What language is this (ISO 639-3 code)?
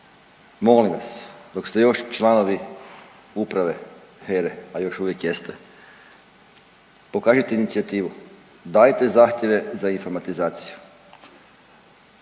hrv